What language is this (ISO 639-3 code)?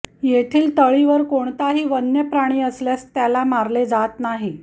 mar